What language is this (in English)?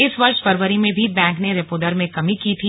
Hindi